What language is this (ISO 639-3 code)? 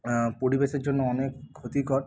ben